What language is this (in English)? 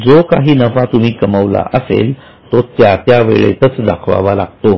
Marathi